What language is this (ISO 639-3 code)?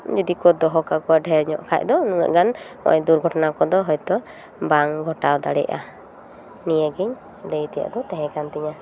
sat